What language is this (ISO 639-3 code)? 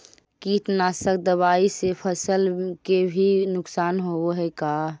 mag